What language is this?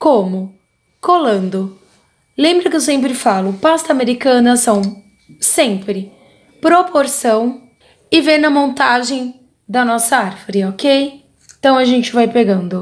Portuguese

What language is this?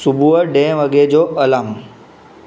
Sindhi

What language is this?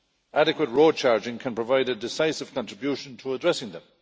English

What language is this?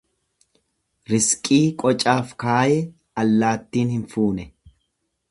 Oromo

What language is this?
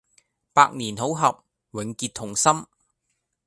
Cantonese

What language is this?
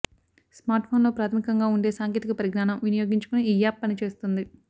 Telugu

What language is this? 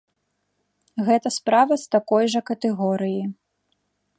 Belarusian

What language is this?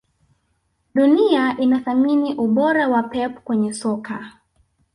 Swahili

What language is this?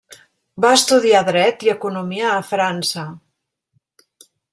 Catalan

